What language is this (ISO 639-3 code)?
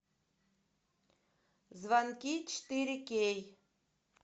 rus